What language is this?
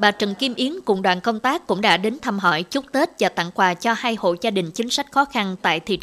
Vietnamese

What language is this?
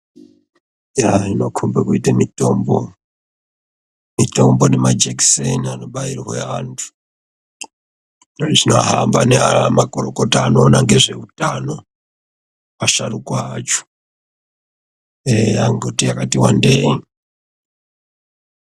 Ndau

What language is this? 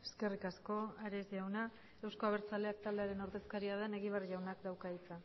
Basque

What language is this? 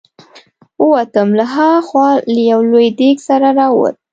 Pashto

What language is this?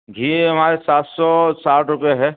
Urdu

